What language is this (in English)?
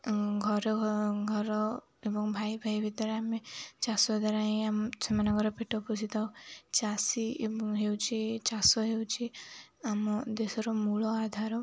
Odia